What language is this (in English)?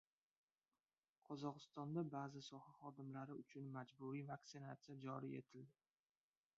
Uzbek